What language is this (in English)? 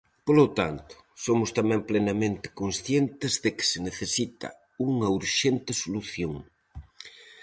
Galician